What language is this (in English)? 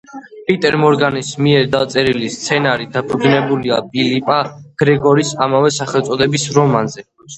Georgian